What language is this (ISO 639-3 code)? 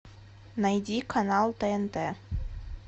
rus